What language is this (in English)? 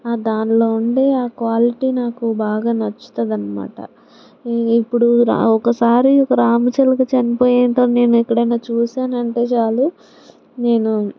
Telugu